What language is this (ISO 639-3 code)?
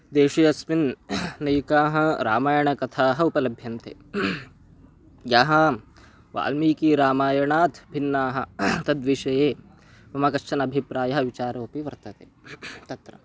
san